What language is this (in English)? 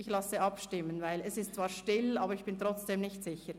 Swiss German